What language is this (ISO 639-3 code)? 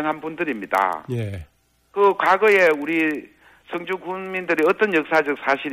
kor